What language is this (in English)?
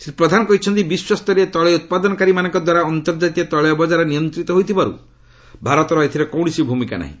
Odia